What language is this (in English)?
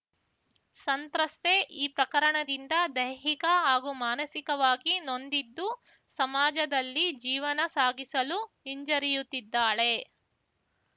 Kannada